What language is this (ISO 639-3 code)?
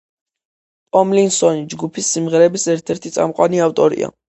kat